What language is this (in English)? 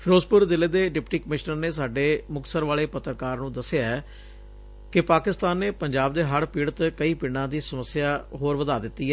Punjabi